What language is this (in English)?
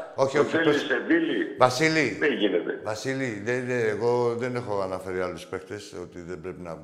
Greek